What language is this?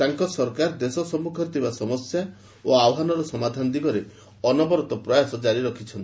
Odia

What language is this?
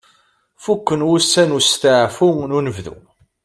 Kabyle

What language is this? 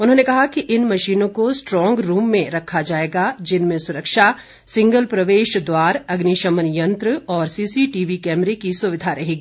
Hindi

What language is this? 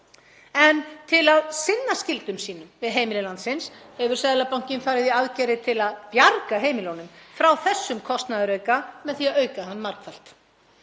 Icelandic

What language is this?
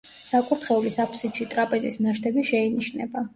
Georgian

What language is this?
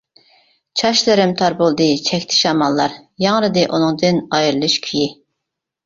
Uyghur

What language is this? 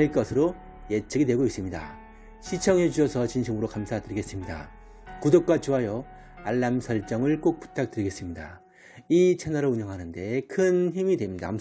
Korean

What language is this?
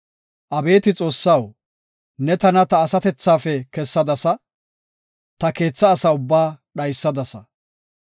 Gofa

